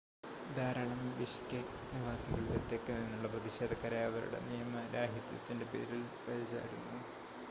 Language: Malayalam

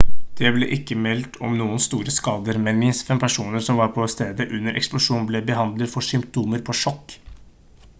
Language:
Norwegian Bokmål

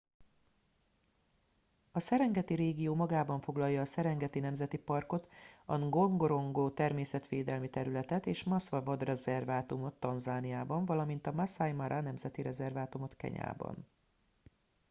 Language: Hungarian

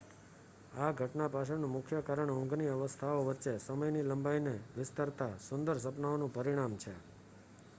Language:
Gujarati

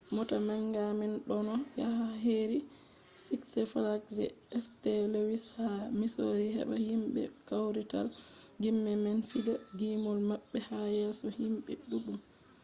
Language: Fula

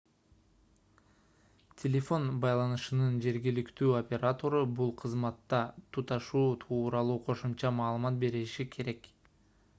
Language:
Kyrgyz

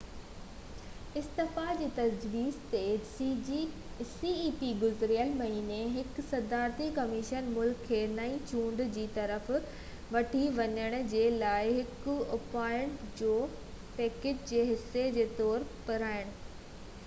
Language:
Sindhi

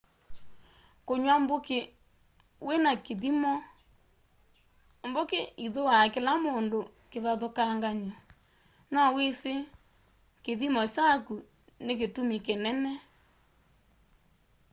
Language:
Kamba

